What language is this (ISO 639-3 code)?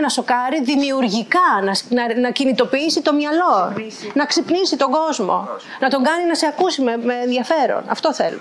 ell